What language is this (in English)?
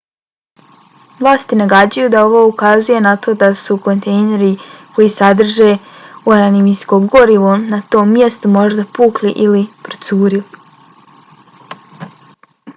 Bosnian